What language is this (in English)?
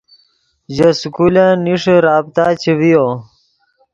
Yidgha